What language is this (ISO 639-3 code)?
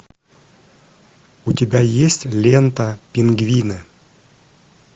rus